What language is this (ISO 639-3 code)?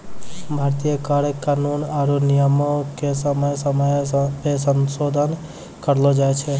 mai